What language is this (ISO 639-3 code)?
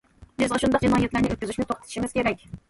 uig